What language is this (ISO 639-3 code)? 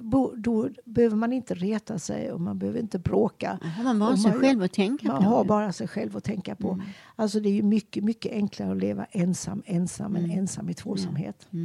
swe